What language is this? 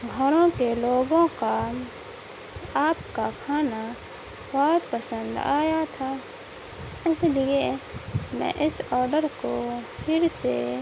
Urdu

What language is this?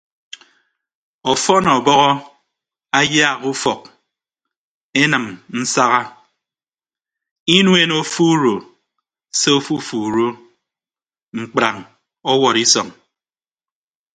Ibibio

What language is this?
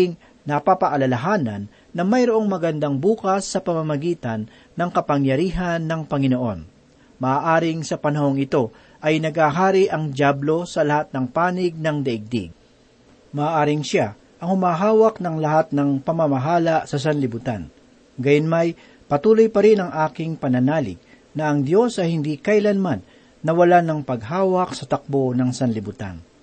Filipino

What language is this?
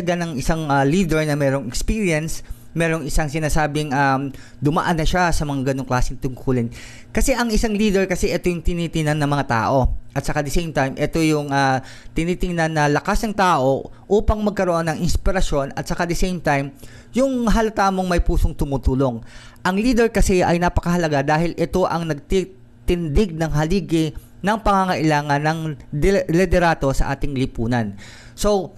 Filipino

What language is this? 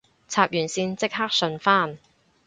Cantonese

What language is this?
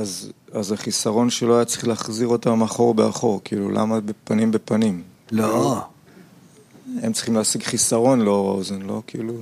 Hebrew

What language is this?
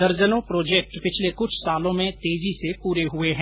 Hindi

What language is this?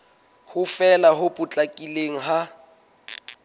Southern Sotho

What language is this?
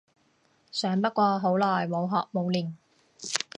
Cantonese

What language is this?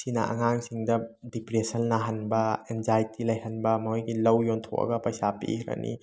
Manipuri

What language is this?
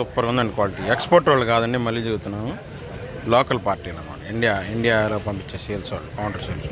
Telugu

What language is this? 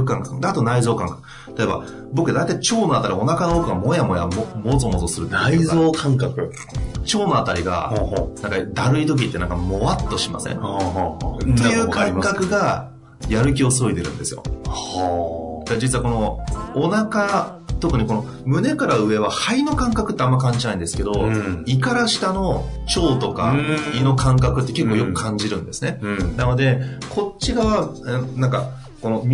Japanese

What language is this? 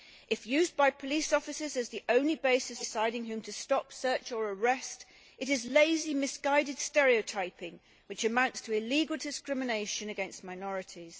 English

